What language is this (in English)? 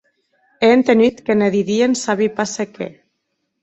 Occitan